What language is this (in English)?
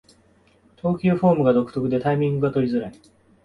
Japanese